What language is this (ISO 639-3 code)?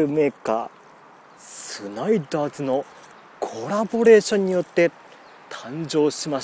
jpn